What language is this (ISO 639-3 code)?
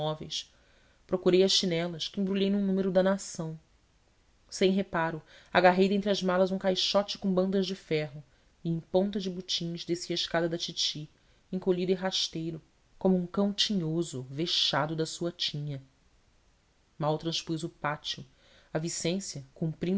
por